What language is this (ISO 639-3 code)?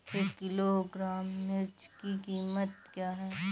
hin